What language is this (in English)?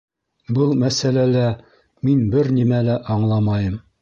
Bashkir